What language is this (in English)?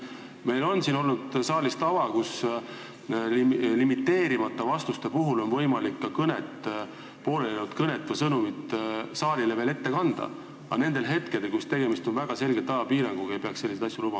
Estonian